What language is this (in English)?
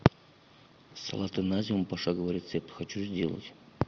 Russian